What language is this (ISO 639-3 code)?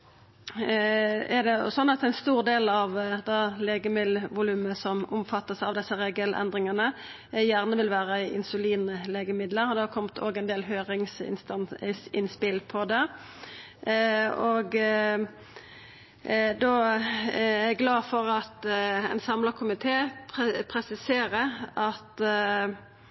nno